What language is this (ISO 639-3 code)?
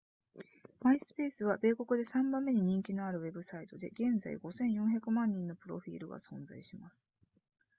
jpn